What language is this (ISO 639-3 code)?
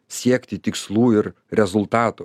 lit